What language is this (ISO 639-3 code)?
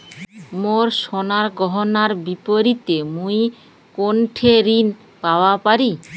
ben